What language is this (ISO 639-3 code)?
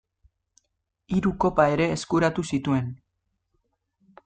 eus